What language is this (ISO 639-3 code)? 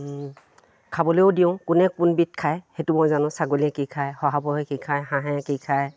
asm